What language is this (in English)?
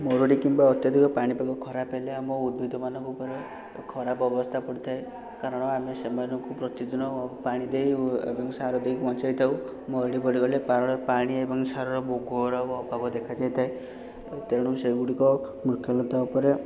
Odia